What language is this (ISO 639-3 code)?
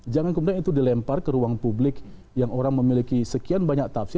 ind